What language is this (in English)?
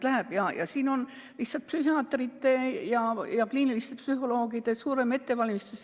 Estonian